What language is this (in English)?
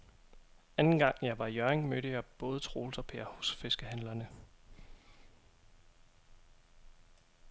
Danish